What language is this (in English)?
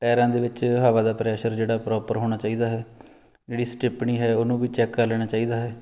Punjabi